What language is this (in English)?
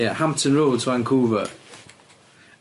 Welsh